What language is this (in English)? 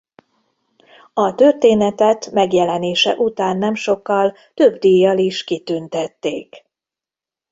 Hungarian